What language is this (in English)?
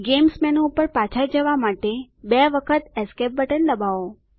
Gujarati